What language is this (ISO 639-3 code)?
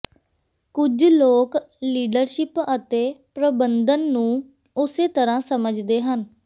pan